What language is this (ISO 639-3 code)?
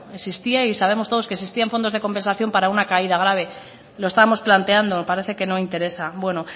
spa